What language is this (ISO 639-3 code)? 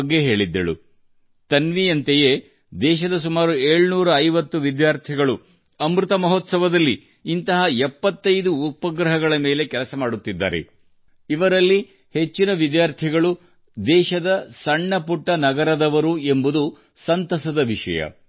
kan